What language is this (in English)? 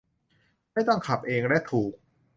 Thai